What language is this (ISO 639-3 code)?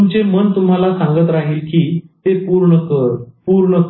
mar